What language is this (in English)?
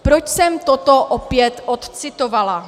Czech